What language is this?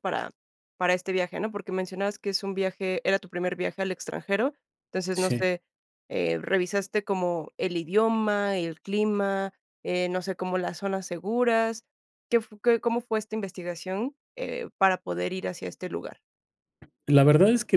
Spanish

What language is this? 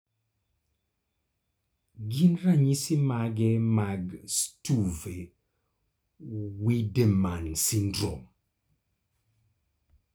Luo (Kenya and Tanzania)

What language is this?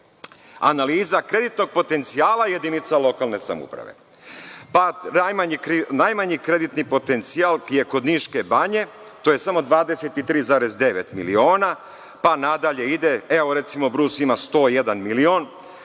Serbian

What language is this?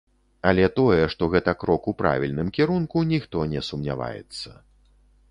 Belarusian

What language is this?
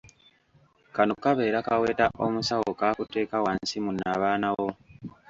Ganda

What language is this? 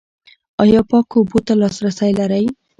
Pashto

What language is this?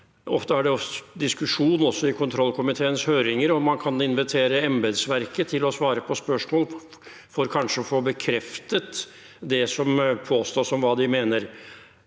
Norwegian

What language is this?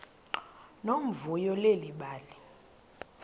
Xhosa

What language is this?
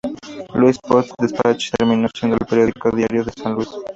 Spanish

